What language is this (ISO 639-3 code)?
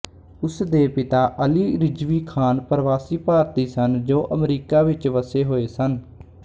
pan